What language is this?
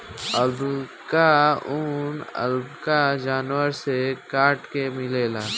Bhojpuri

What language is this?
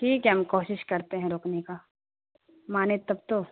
Urdu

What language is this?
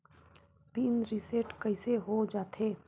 Chhattisgarhi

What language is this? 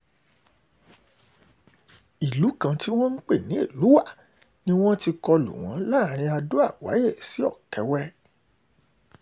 Yoruba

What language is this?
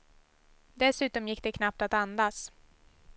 Swedish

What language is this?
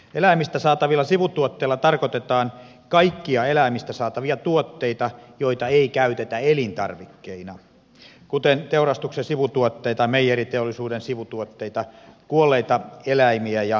Finnish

